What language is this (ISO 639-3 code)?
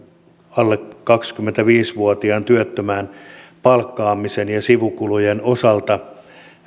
fin